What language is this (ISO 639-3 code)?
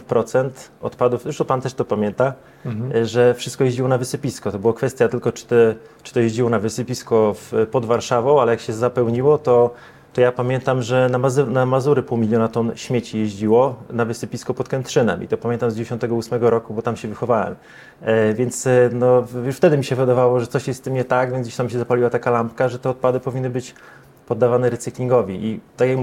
pol